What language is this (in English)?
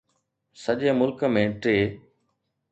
Sindhi